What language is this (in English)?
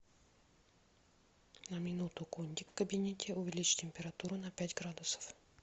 Russian